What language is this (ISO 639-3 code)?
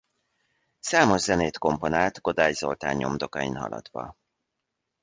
hun